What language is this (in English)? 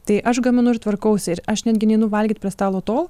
Lithuanian